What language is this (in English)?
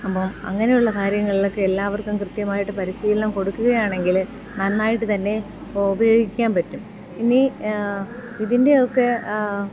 Malayalam